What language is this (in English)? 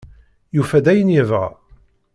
Kabyle